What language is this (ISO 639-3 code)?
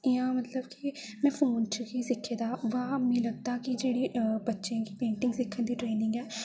doi